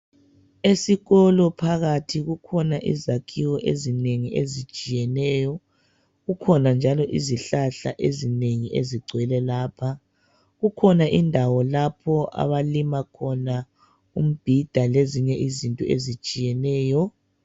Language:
North Ndebele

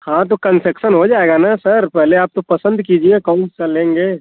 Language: Hindi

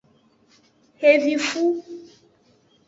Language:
Aja (Benin)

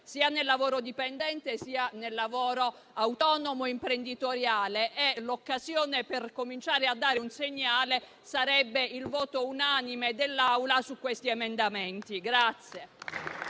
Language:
Italian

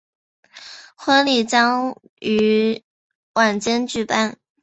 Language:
Chinese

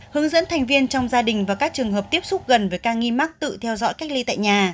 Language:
Vietnamese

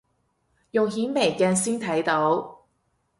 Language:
Cantonese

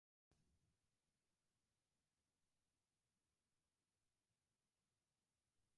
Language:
Polish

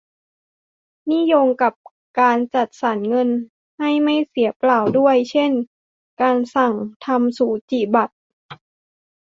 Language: Thai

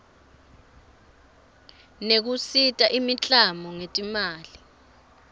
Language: Swati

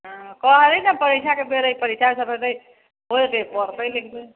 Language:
Maithili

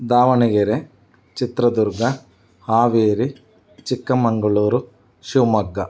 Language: Kannada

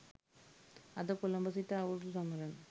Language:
Sinhala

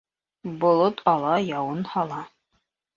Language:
Bashkir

